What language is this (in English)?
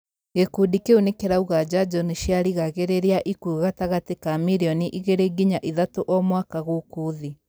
Kikuyu